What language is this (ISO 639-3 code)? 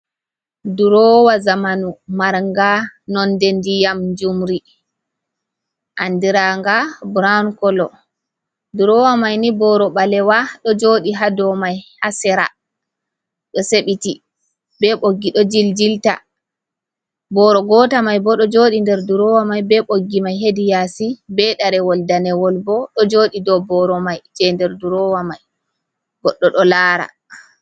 ful